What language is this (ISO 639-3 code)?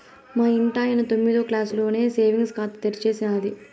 tel